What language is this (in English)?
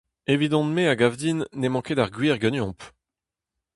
Breton